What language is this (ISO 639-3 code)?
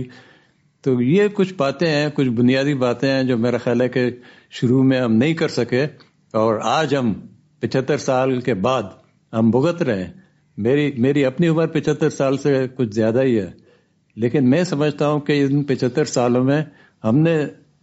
urd